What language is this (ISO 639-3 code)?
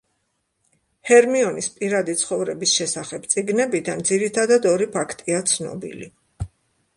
kat